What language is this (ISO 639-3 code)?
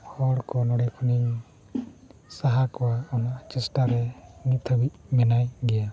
sat